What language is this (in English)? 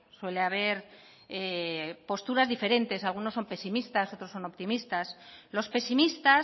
Spanish